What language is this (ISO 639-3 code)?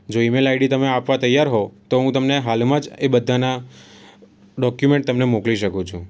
guj